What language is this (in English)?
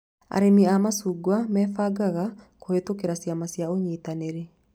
Kikuyu